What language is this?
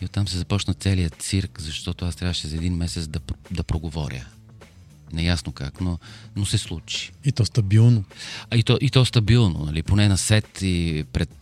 Bulgarian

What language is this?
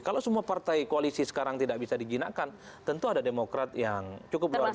Indonesian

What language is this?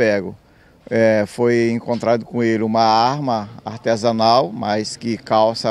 Portuguese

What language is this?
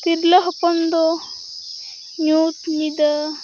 Santali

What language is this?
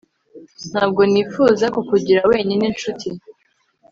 Kinyarwanda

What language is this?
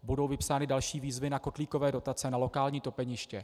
Czech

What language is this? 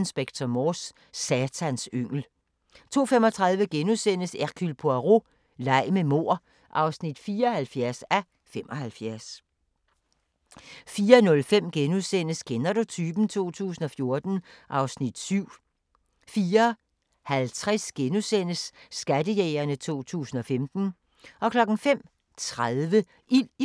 Danish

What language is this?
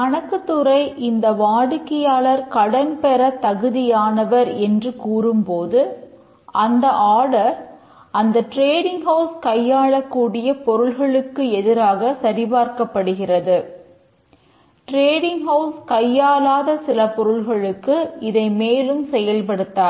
Tamil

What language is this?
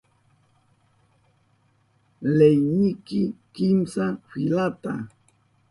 Southern Pastaza Quechua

